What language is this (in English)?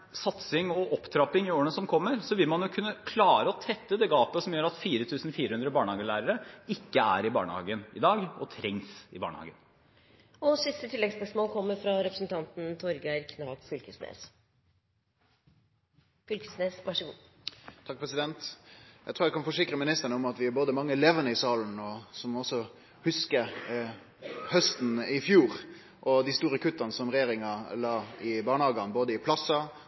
Norwegian